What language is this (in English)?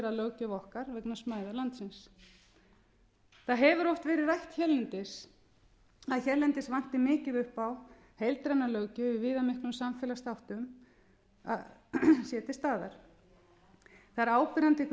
Icelandic